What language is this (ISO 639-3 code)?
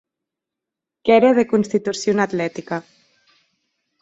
oci